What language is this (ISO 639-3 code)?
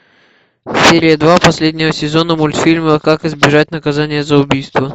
rus